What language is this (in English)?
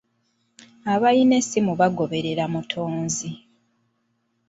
Ganda